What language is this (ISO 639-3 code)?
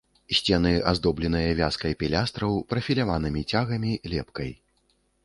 bel